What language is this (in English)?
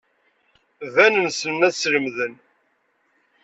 Kabyle